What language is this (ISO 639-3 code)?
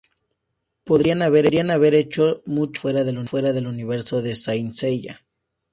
spa